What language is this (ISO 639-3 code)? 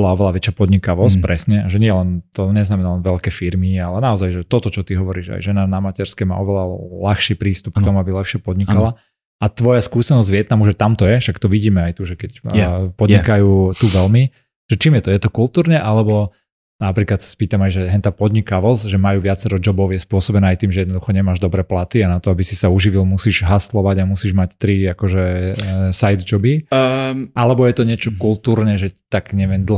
slk